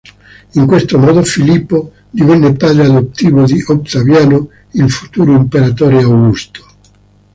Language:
Italian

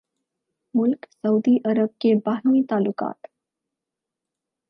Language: Urdu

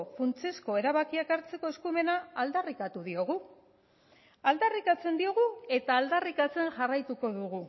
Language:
Basque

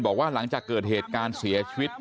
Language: Thai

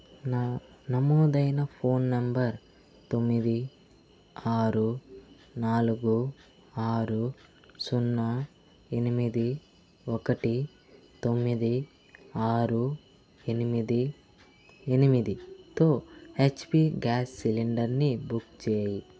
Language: Telugu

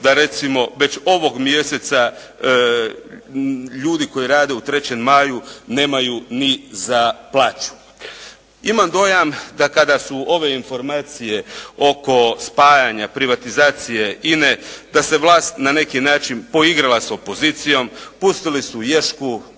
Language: Croatian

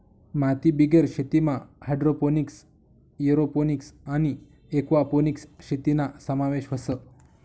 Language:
Marathi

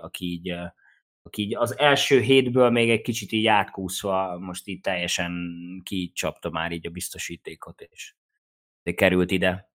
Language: Hungarian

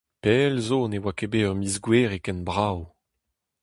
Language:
Breton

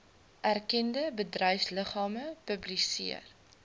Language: Afrikaans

